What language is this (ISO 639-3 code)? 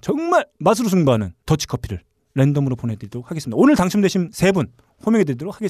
kor